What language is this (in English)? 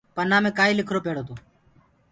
Gurgula